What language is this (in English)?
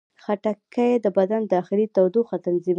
Pashto